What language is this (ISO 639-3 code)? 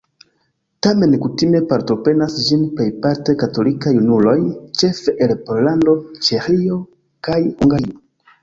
epo